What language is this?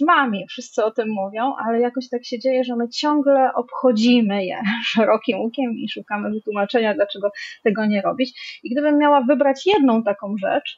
Polish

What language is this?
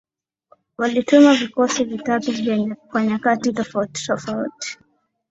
Swahili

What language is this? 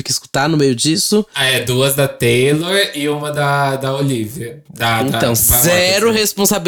Portuguese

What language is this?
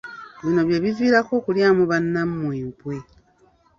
Ganda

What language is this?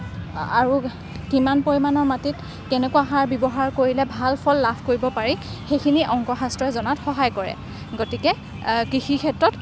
Assamese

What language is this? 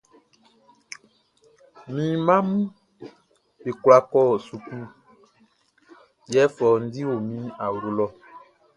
Baoulé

